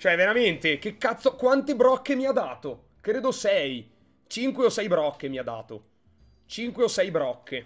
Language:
Italian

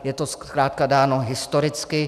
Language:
Czech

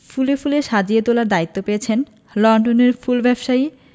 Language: Bangla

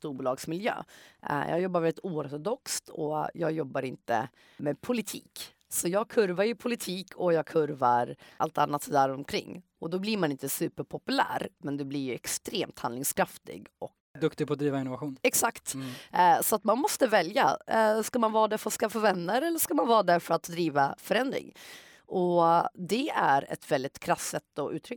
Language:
Swedish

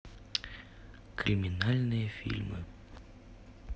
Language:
Russian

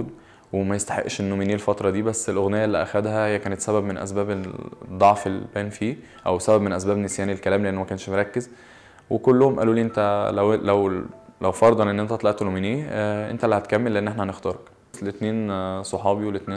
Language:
Arabic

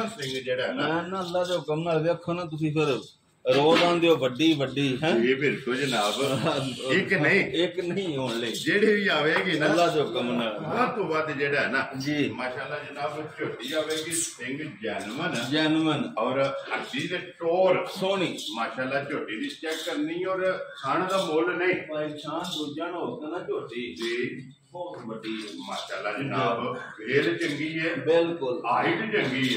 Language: Punjabi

